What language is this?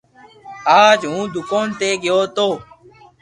Loarki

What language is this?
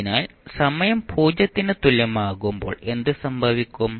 Malayalam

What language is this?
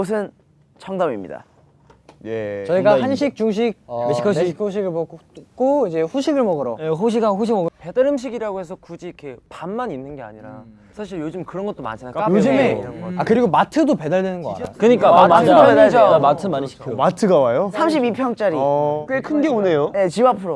Korean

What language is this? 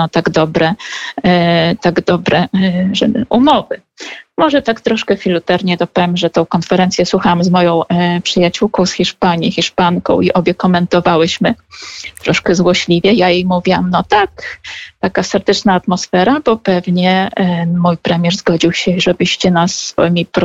Polish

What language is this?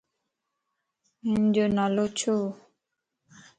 Lasi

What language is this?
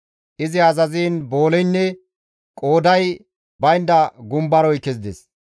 Gamo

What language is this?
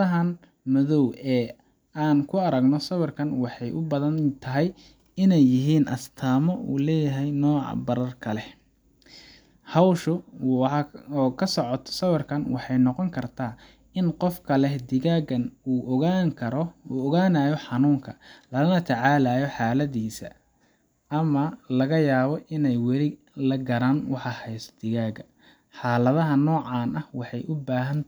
Somali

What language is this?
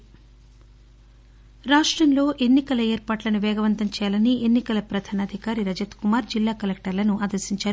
Telugu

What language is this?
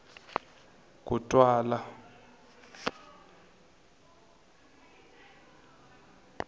Tsonga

